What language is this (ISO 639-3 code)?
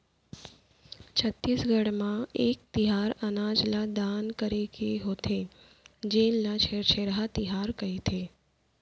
hne